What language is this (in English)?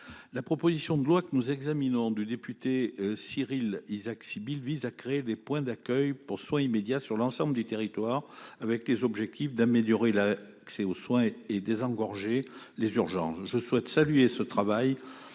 French